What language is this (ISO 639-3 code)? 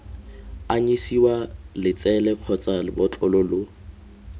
tsn